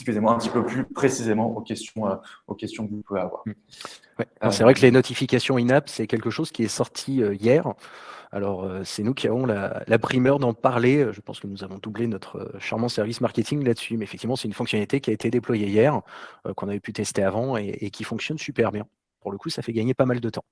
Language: French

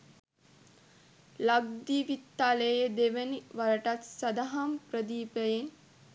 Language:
Sinhala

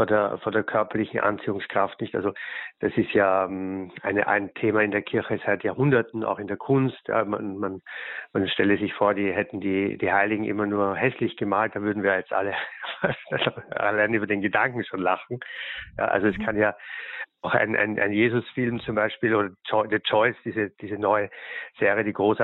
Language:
German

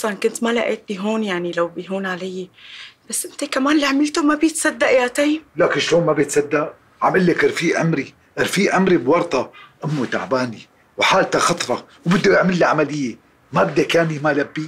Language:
Arabic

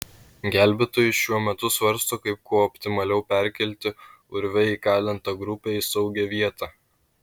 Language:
Lithuanian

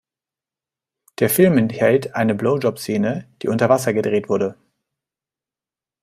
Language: German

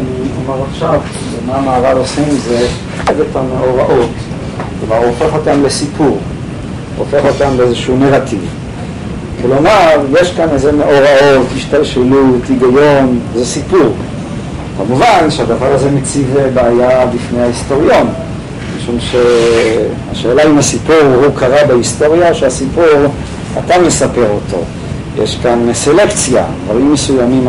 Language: Hebrew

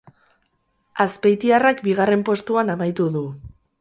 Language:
Basque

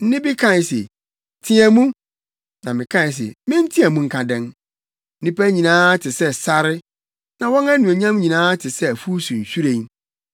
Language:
Akan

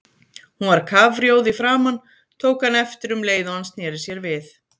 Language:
Icelandic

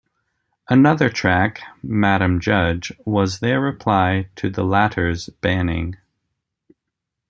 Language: English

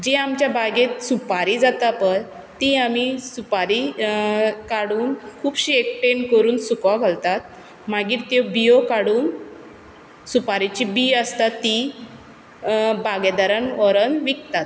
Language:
Konkani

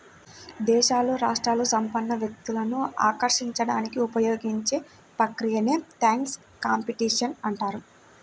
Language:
Telugu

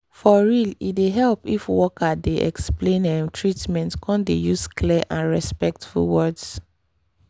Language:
Nigerian Pidgin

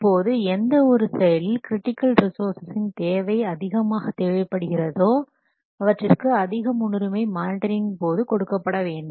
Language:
Tamil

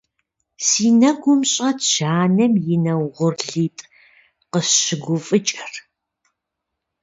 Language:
Kabardian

